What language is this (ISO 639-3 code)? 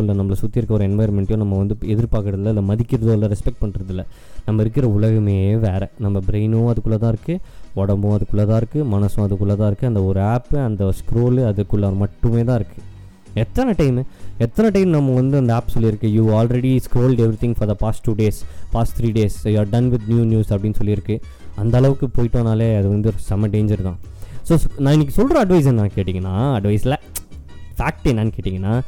tam